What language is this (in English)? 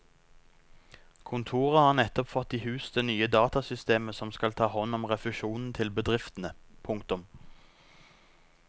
Norwegian